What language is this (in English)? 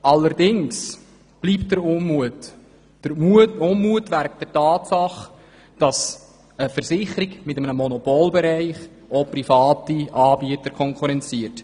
Swiss German